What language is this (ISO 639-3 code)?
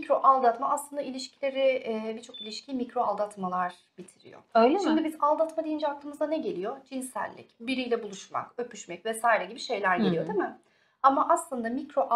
tur